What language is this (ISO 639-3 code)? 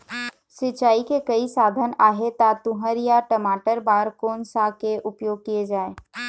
hne